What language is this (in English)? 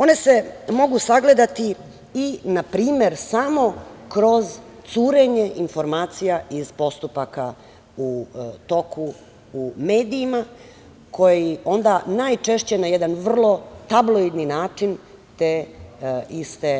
Serbian